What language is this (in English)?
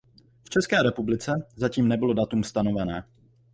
Czech